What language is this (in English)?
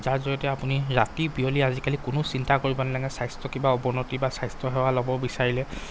Assamese